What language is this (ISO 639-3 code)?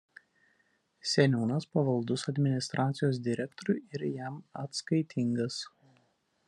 lit